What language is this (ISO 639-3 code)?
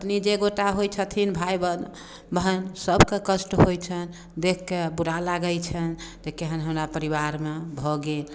mai